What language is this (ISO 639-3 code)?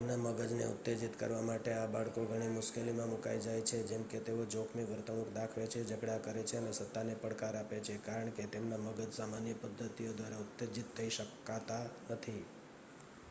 guj